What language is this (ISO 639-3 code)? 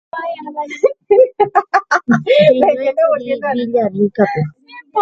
grn